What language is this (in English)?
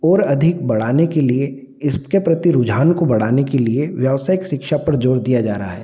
Hindi